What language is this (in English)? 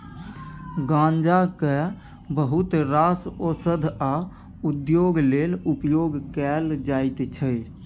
Maithili